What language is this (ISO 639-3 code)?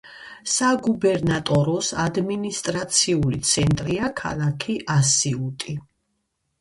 kat